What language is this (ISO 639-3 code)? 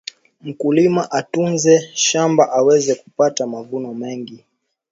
swa